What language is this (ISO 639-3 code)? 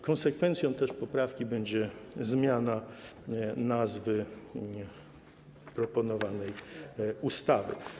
pol